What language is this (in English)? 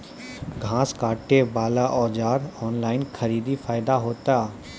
Maithili